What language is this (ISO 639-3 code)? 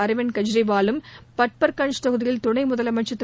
tam